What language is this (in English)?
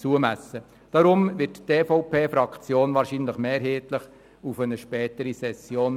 Swiss German